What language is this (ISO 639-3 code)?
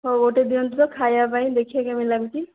ori